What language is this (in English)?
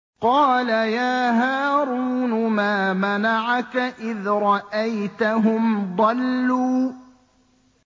Arabic